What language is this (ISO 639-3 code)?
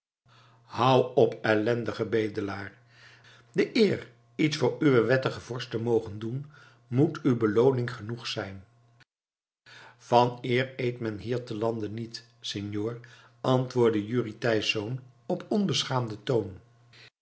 nld